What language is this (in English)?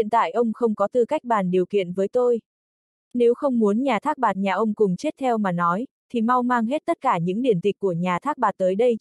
Vietnamese